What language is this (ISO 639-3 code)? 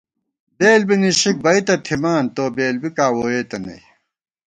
gwt